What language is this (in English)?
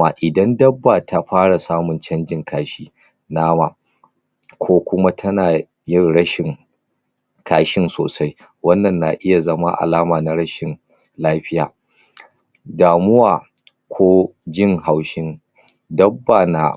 Hausa